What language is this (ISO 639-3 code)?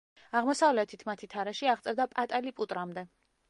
kat